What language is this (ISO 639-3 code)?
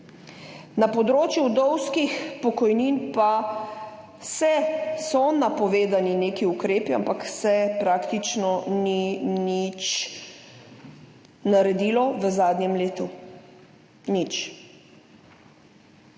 slv